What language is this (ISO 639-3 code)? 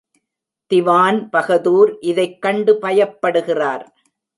tam